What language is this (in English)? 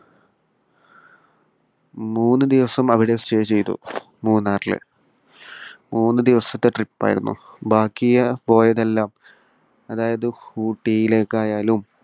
Malayalam